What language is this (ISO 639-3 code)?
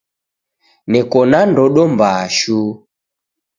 dav